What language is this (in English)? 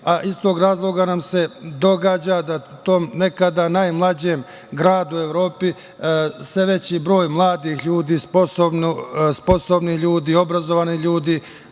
Serbian